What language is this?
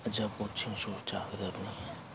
Manipuri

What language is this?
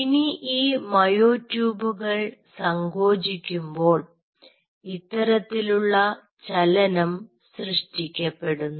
Malayalam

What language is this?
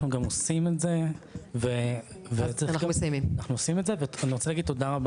Hebrew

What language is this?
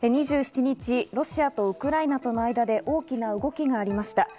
Japanese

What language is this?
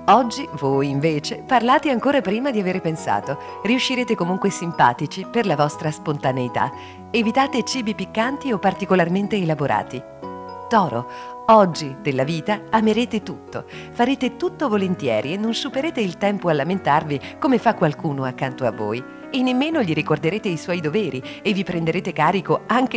Italian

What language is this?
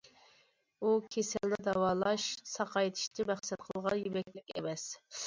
Uyghur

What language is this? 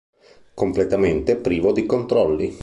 Italian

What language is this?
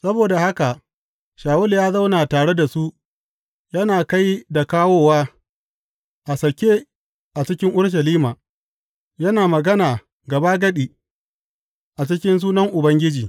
Hausa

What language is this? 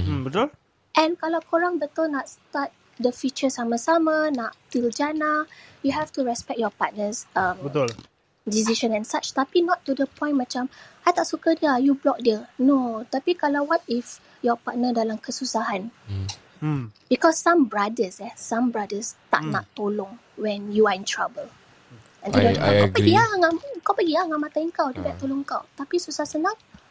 Malay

